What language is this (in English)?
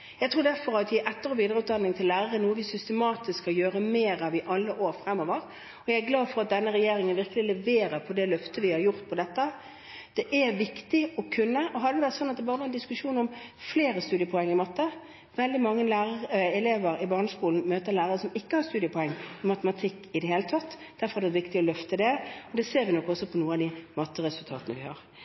Norwegian Bokmål